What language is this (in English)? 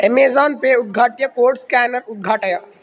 Sanskrit